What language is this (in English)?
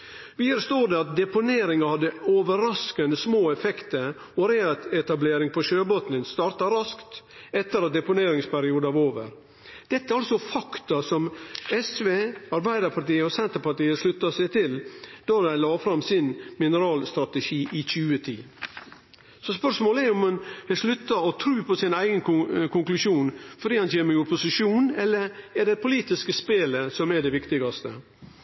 Norwegian Nynorsk